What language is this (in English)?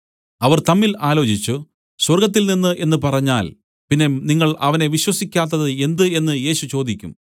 Malayalam